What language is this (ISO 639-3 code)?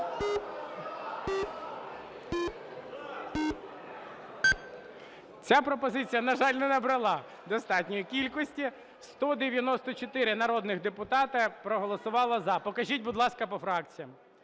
ukr